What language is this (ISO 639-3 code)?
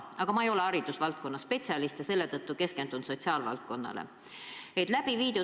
est